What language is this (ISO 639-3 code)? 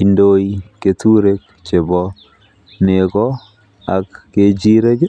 kln